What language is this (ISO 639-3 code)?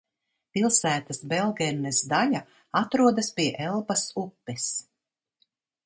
lav